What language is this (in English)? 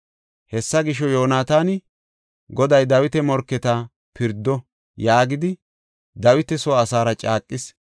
Gofa